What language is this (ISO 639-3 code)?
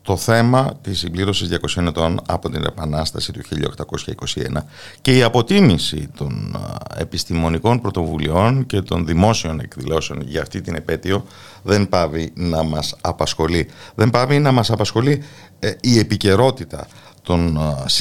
ell